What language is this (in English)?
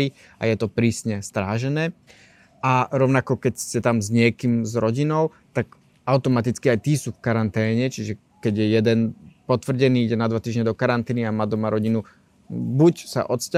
Slovak